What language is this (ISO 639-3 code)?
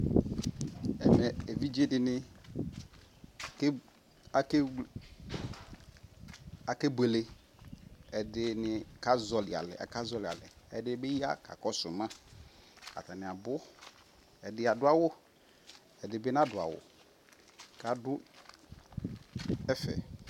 kpo